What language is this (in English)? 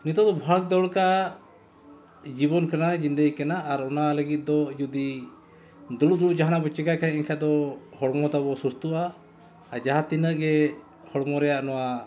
Santali